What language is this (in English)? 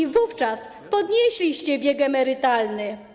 Polish